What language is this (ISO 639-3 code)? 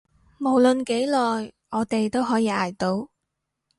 yue